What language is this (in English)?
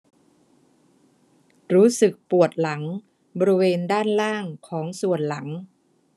Thai